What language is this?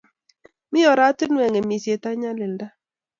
Kalenjin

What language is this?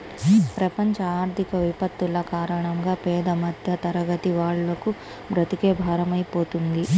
Telugu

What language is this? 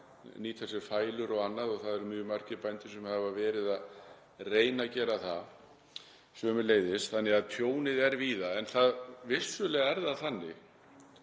Icelandic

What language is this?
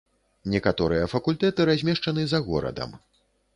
Belarusian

